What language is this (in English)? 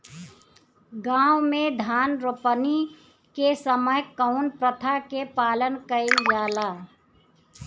Bhojpuri